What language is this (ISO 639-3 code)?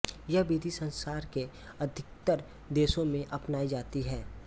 hin